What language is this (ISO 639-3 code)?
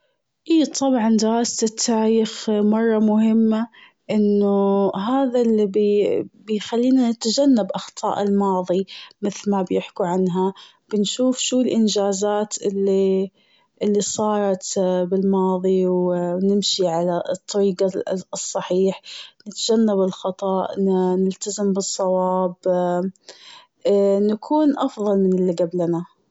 afb